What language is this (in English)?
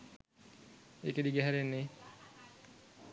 Sinhala